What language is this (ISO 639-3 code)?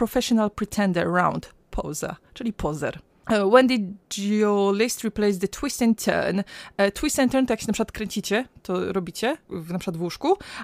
pol